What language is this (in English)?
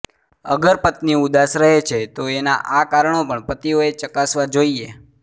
Gujarati